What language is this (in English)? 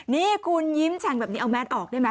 Thai